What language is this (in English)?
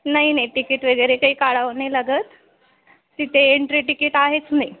Marathi